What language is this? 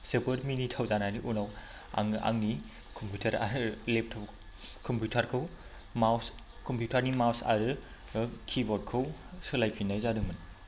Bodo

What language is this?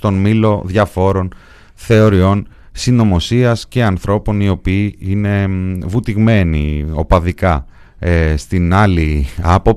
Greek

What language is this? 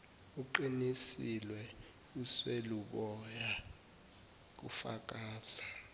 Zulu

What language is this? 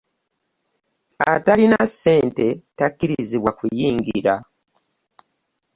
Ganda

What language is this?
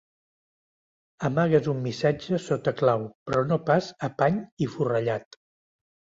Catalan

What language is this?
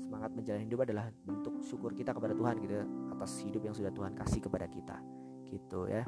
Indonesian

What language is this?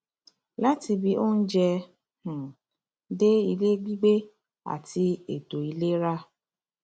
Yoruba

